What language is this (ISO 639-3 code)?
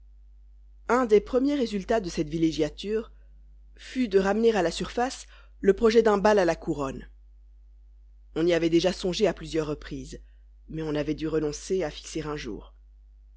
fra